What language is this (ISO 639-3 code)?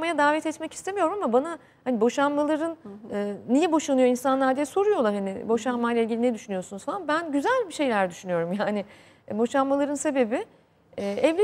tur